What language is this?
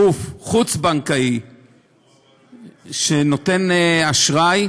Hebrew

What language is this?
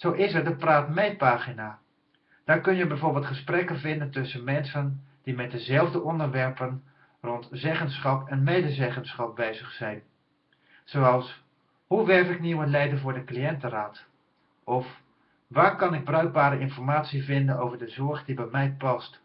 Dutch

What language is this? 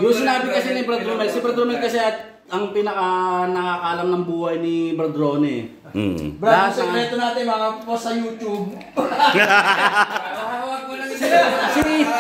Filipino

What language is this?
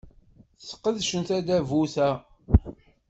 Kabyle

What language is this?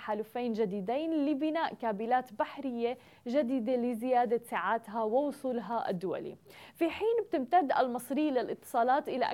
Arabic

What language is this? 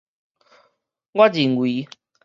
Min Nan Chinese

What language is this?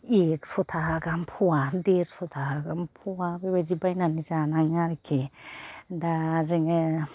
Bodo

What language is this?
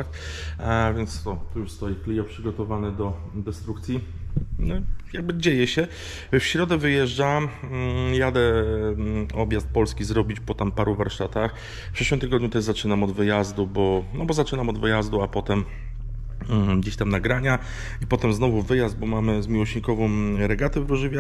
Polish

